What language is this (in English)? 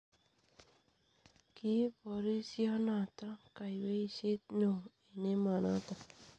Kalenjin